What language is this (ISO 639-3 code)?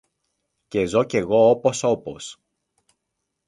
ell